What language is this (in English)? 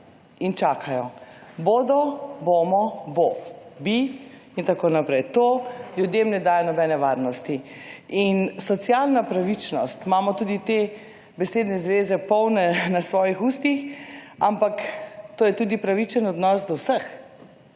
Slovenian